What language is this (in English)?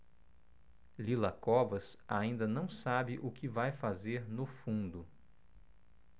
Portuguese